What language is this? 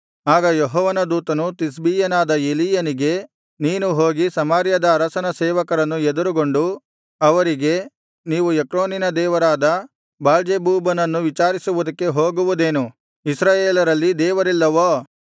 Kannada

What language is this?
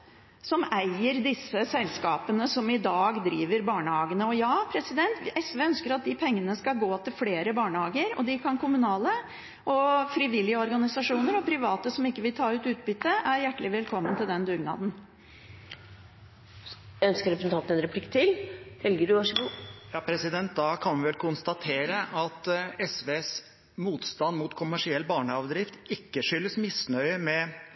Norwegian Bokmål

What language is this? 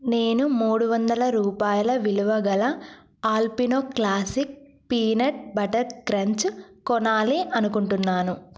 Telugu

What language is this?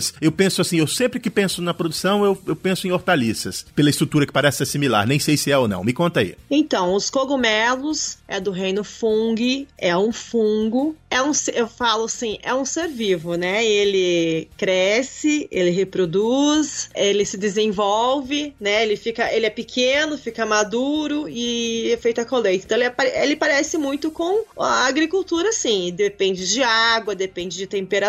Portuguese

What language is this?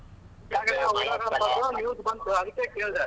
Kannada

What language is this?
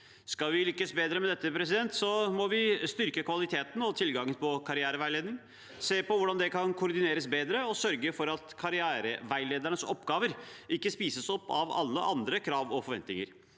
Norwegian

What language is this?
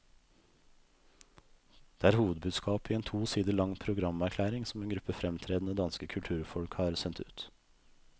Norwegian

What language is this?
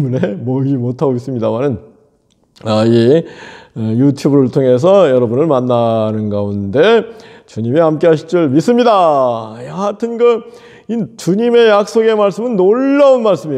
Korean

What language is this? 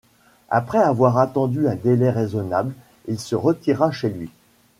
French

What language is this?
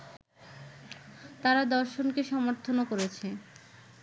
Bangla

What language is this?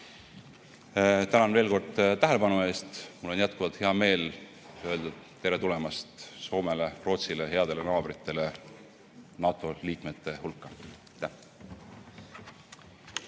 Estonian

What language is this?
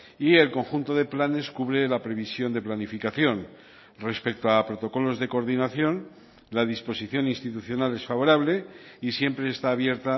Spanish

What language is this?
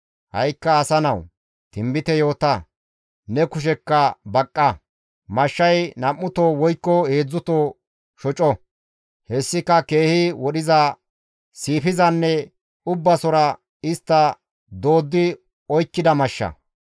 Gamo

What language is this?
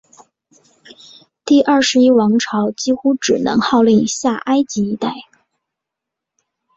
Chinese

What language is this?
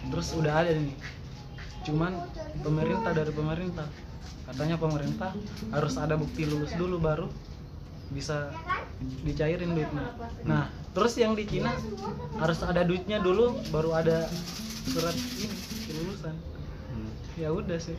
Indonesian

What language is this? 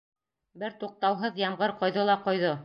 Bashkir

